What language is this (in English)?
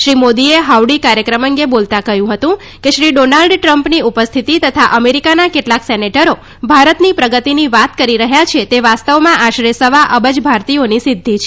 Gujarati